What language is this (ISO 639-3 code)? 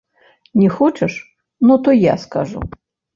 bel